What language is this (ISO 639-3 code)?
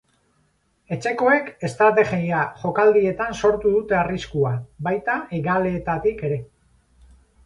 eus